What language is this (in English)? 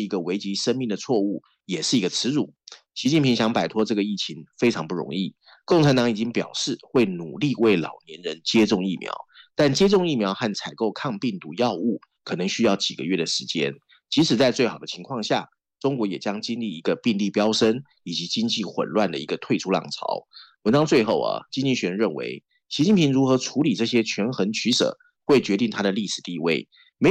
Chinese